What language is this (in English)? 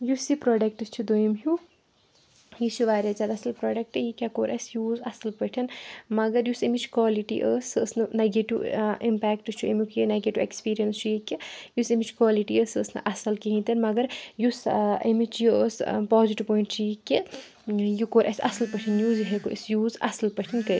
Kashmiri